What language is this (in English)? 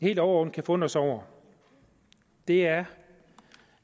Danish